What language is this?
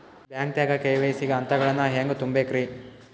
Kannada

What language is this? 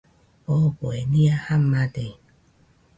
Nüpode Huitoto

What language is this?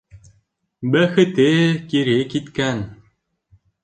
Bashkir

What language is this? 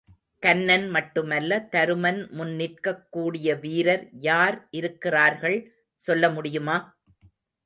Tamil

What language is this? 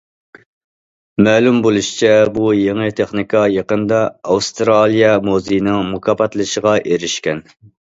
Uyghur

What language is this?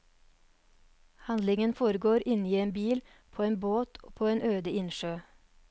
Norwegian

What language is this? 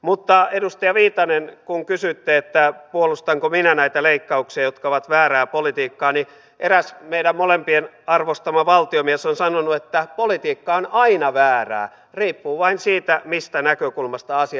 Finnish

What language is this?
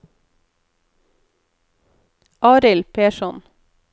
Norwegian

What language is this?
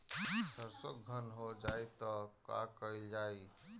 Bhojpuri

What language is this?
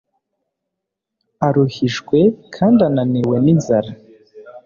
Kinyarwanda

